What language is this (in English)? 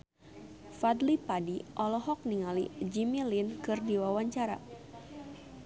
Sundanese